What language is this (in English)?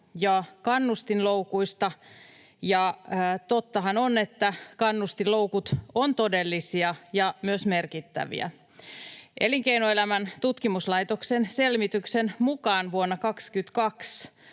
Finnish